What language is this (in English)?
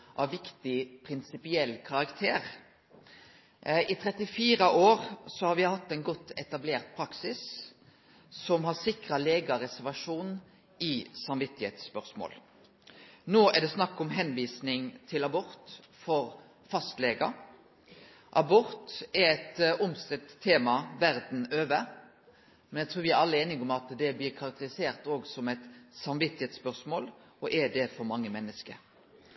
Norwegian Nynorsk